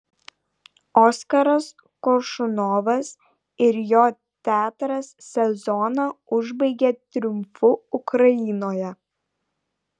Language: Lithuanian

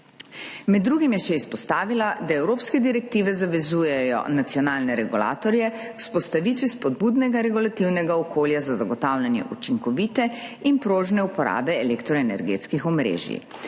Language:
Slovenian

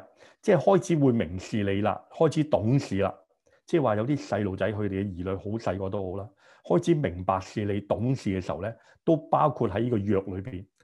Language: Chinese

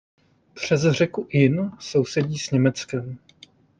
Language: Czech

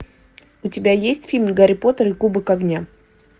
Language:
Russian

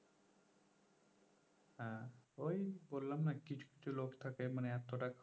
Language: Bangla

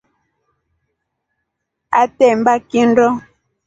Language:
Rombo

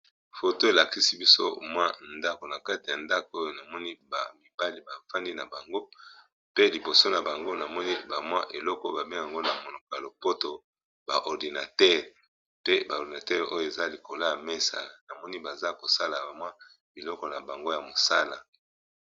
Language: Lingala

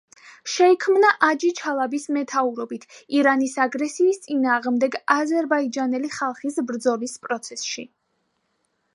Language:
Georgian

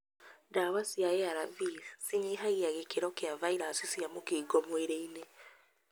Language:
Kikuyu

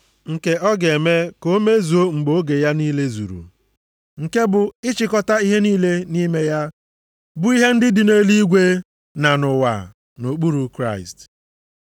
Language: Igbo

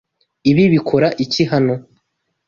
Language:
Kinyarwanda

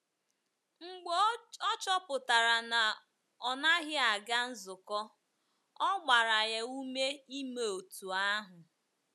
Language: Igbo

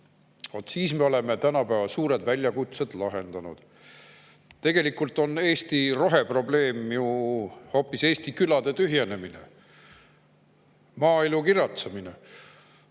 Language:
Estonian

